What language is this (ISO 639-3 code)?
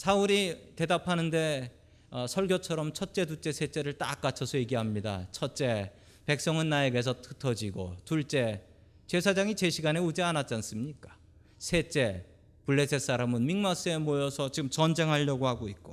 kor